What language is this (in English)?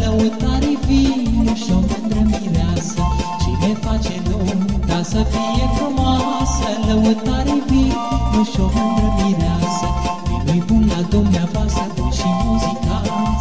Romanian